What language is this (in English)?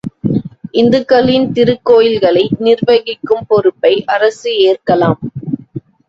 Tamil